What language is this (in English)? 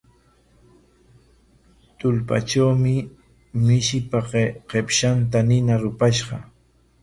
Corongo Ancash Quechua